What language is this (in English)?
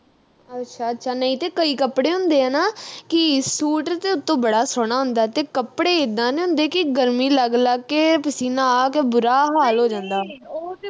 Punjabi